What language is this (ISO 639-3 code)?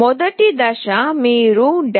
tel